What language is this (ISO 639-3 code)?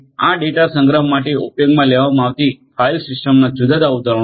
guj